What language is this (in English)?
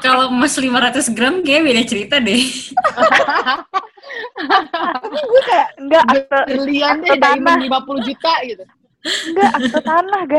Indonesian